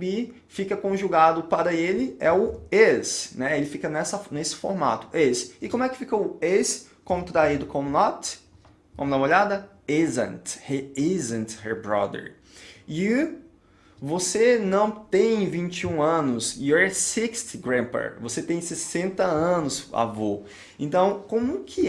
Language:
Portuguese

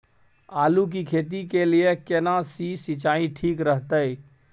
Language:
Maithili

